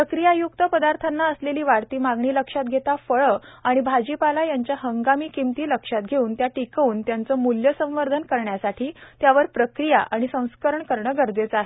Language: Marathi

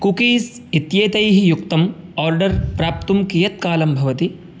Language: Sanskrit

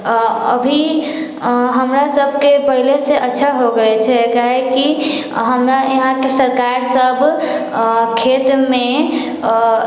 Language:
Maithili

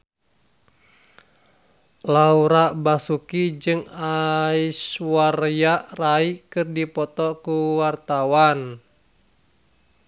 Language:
Sundanese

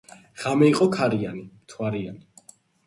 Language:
Georgian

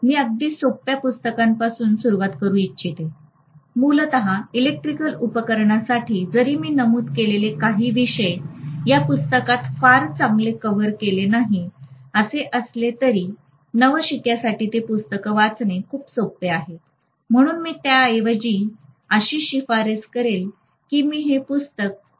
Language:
Marathi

